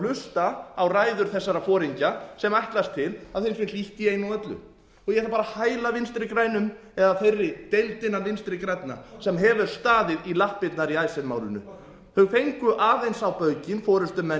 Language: Icelandic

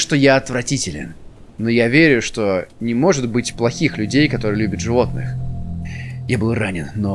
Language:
Russian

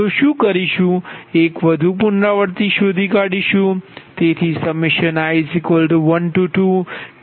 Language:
Gujarati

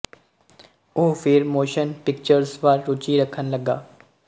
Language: Punjabi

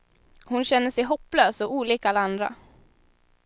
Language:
Swedish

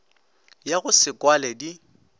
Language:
Northern Sotho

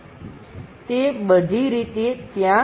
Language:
Gujarati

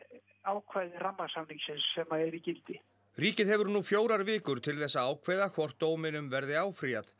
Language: Icelandic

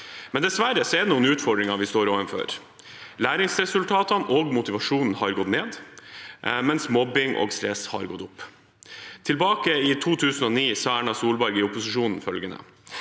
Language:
Norwegian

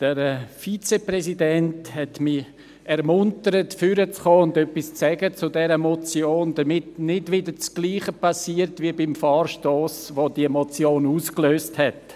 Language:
Swiss German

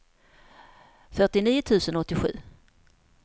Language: Swedish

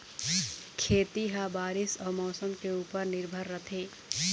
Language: Chhattisgarhi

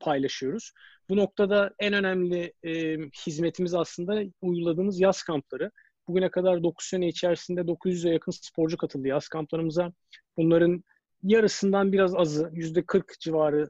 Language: Turkish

